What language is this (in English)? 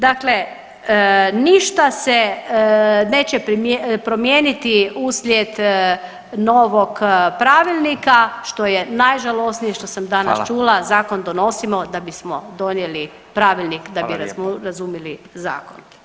Croatian